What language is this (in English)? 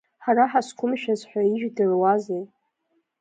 Abkhazian